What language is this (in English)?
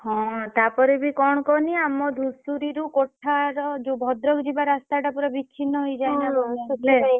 Odia